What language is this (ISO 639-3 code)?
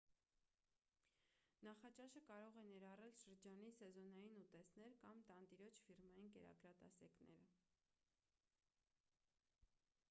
hye